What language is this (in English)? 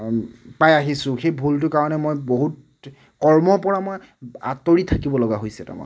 Assamese